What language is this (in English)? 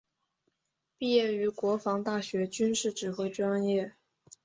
Chinese